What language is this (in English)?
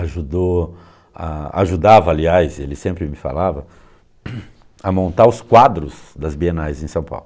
Portuguese